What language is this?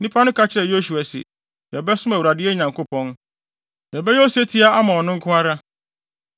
Akan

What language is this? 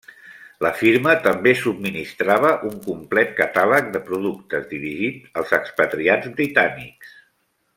Catalan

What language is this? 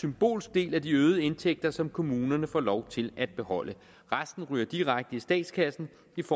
Danish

